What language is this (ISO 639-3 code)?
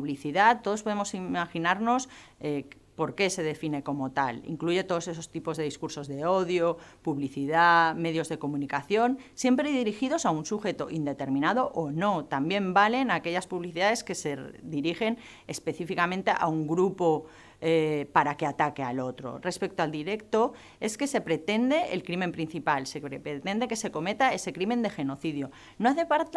spa